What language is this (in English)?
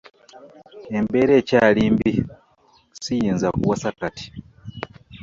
Ganda